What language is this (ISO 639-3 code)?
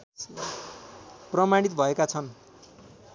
nep